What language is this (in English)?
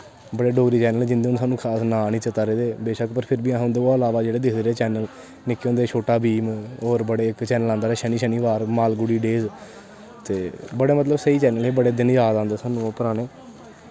Dogri